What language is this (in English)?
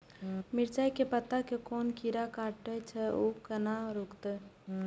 Maithili